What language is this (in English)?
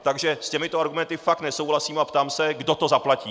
Czech